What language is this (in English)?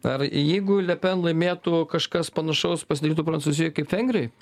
Lithuanian